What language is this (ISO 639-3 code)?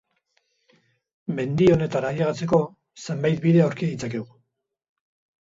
eus